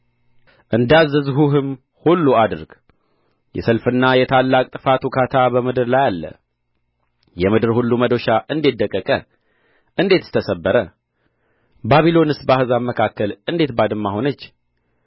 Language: Amharic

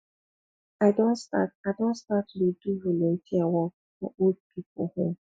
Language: Nigerian Pidgin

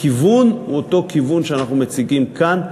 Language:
Hebrew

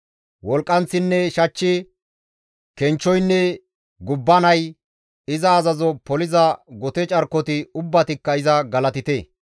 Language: Gamo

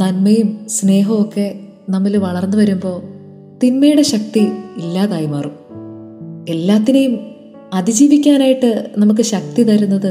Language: Malayalam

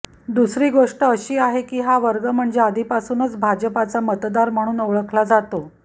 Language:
Marathi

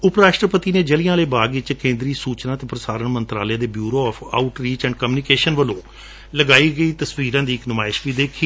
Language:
Punjabi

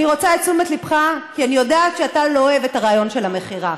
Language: Hebrew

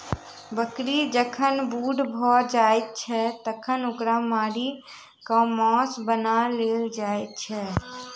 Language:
Maithili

